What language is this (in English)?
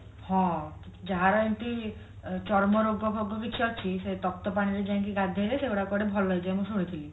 Odia